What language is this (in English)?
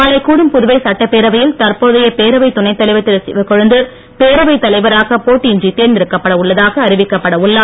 Tamil